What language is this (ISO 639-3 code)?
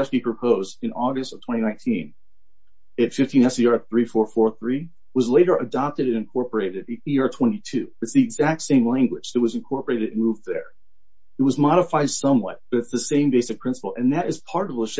eng